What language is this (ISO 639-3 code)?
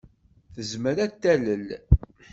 kab